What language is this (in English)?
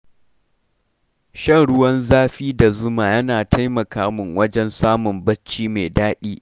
Hausa